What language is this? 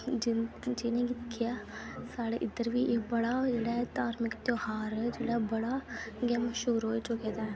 Dogri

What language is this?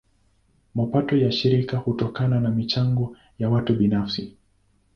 Swahili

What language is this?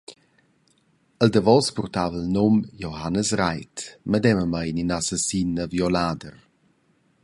Romansh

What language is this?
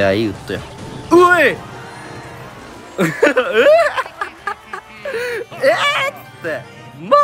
Japanese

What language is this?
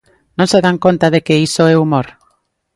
Galician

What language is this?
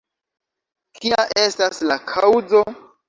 Esperanto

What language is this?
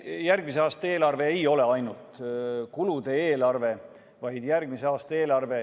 Estonian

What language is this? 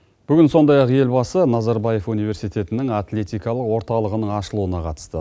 Kazakh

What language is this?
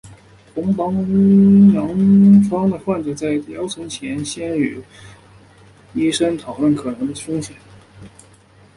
Chinese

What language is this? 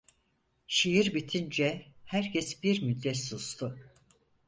Turkish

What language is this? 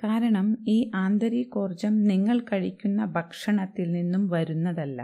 Malayalam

